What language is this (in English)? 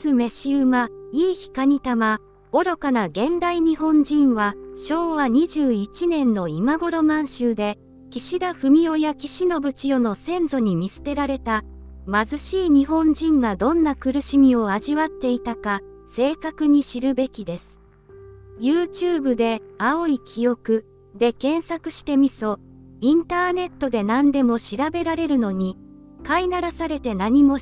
Japanese